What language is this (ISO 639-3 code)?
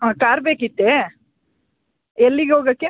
kan